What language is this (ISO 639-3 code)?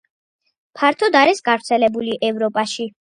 kat